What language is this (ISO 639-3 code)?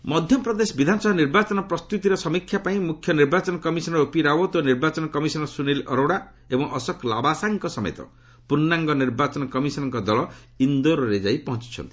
ori